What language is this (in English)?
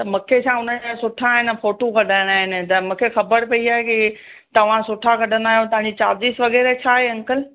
Sindhi